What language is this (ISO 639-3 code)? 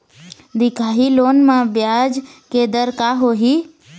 hne